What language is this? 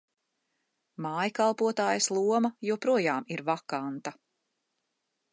Latvian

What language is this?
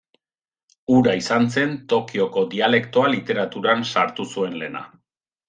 Basque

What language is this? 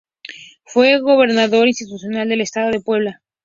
Spanish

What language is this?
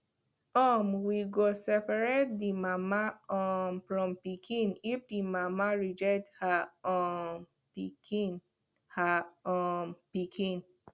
Nigerian Pidgin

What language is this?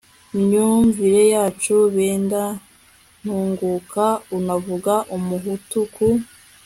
Kinyarwanda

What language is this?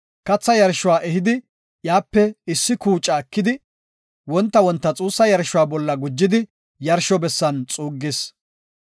Gofa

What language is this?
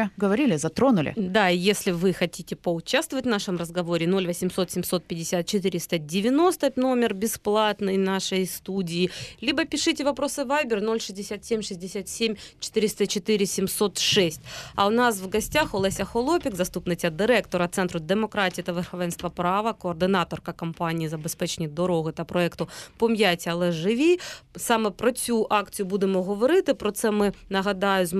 Ukrainian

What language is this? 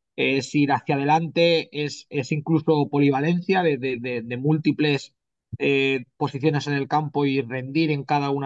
Spanish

